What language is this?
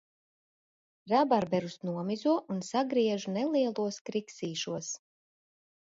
Latvian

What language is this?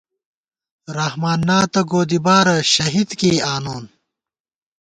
Gawar-Bati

